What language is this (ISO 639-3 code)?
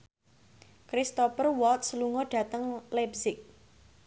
jav